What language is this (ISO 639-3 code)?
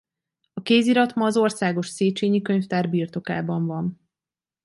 hun